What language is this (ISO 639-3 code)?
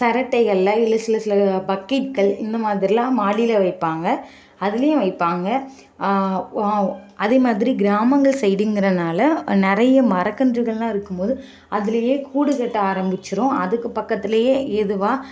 tam